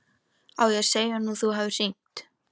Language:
Icelandic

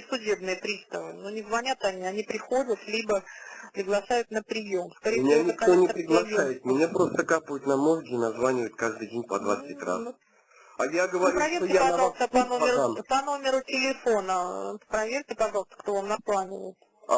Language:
Russian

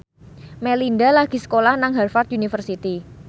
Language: Javanese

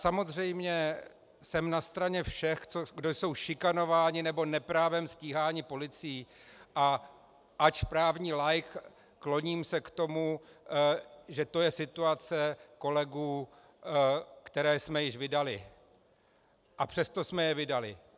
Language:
Czech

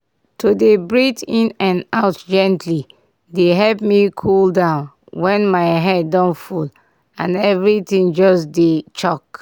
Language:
Nigerian Pidgin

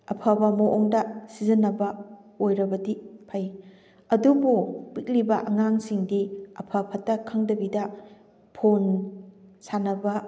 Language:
Manipuri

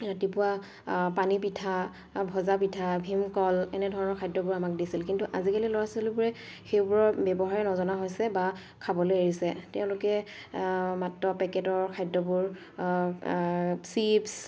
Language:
Assamese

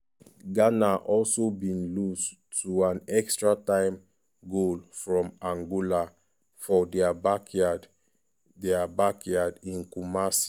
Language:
Nigerian Pidgin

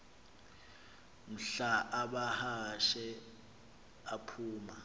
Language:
Xhosa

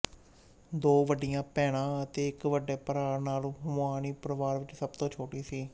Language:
Punjabi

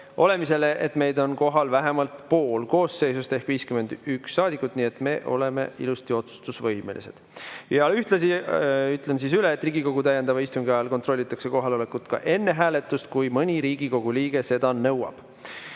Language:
Estonian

